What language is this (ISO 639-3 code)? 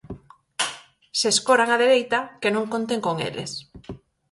glg